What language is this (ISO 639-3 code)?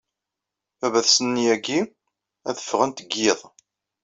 kab